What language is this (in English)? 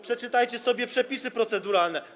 Polish